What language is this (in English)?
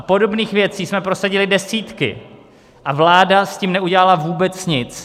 Czech